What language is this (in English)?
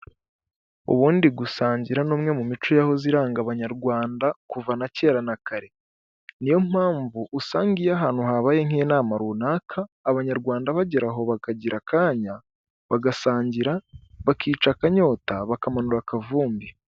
Kinyarwanda